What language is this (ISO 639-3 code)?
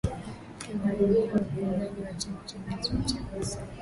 swa